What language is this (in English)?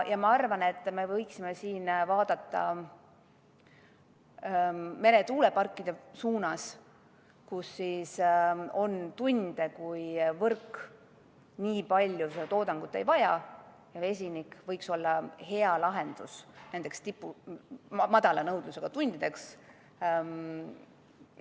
Estonian